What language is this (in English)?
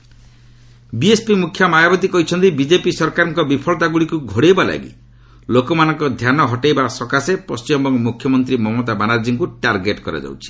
Odia